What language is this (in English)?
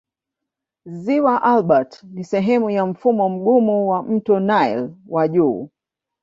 Swahili